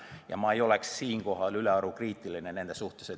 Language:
Estonian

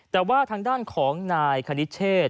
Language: Thai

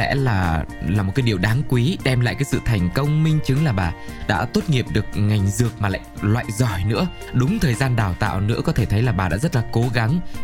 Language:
Vietnamese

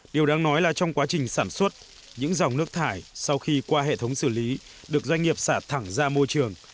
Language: Vietnamese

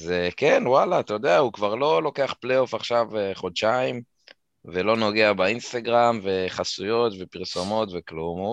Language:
Hebrew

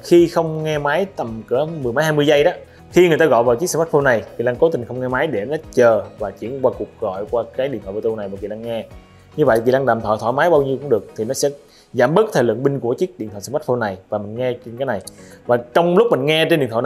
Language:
Vietnamese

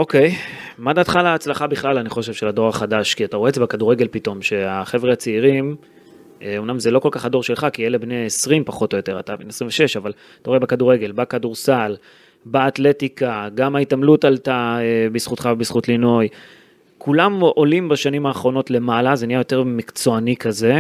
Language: Hebrew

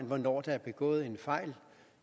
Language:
Danish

